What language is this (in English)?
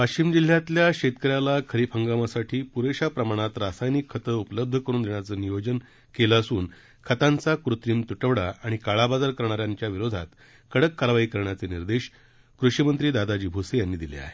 Marathi